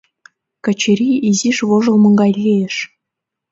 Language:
Mari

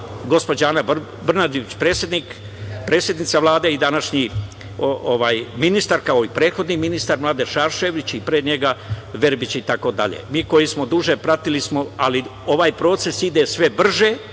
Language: Serbian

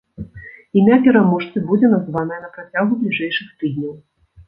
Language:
Belarusian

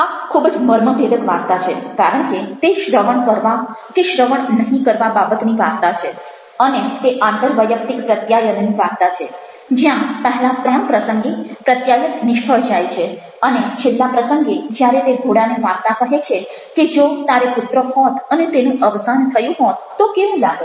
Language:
Gujarati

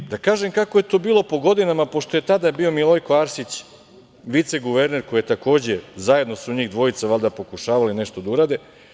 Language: Serbian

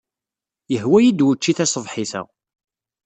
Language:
Kabyle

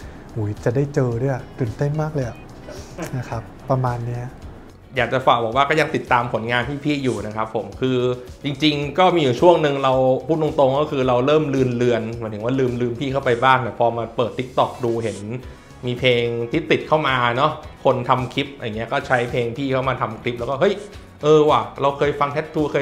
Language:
Thai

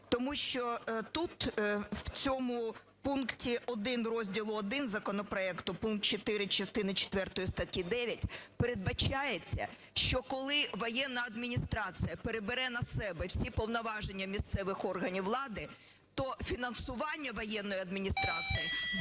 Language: Ukrainian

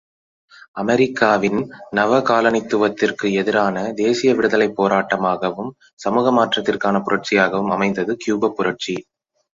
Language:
Tamil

